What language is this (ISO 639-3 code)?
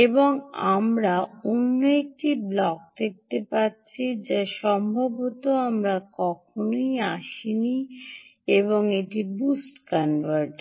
ben